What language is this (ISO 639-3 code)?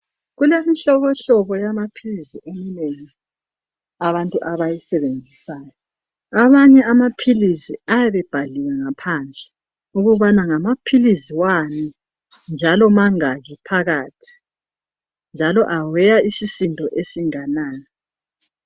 nde